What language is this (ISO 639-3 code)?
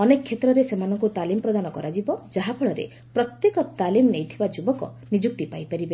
ori